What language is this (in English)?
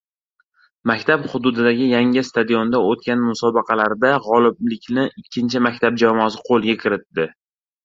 Uzbek